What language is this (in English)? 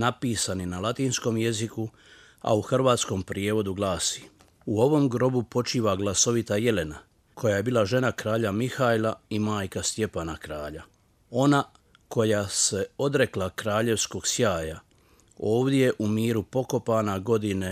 Croatian